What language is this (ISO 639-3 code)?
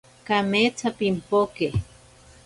prq